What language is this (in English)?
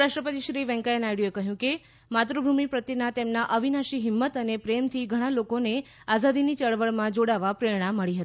Gujarati